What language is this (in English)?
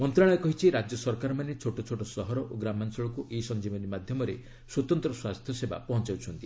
Odia